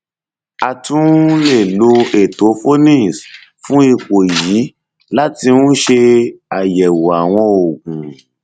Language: Yoruba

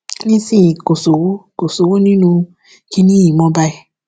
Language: Yoruba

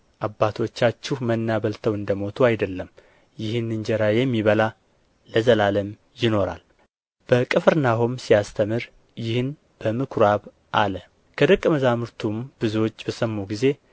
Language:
Amharic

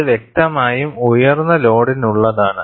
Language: Malayalam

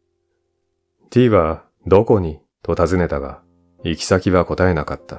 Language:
Japanese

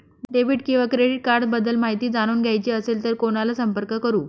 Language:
Marathi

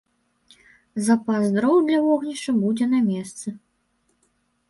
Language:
Belarusian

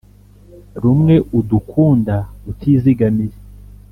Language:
Kinyarwanda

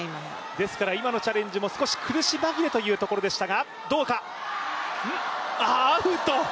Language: Japanese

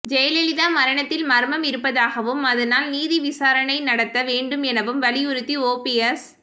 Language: Tamil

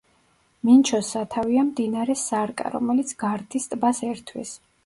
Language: Georgian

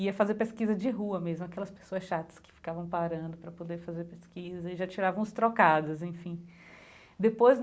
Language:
Portuguese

